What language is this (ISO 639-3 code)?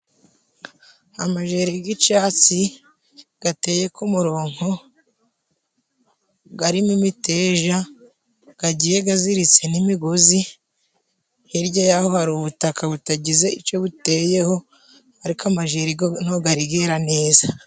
kin